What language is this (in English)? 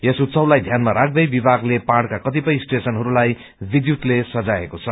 Nepali